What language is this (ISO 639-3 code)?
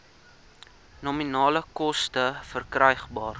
afr